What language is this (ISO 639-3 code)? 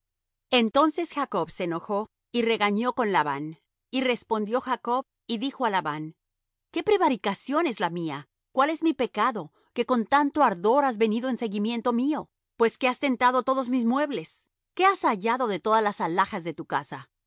spa